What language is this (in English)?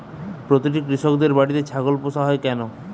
Bangla